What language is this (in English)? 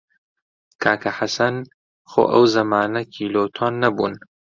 Central Kurdish